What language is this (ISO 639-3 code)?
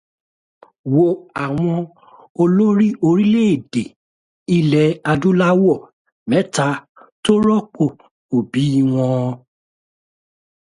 yor